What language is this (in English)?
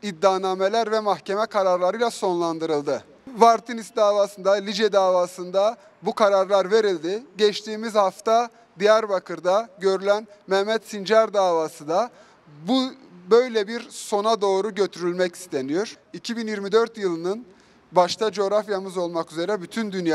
Turkish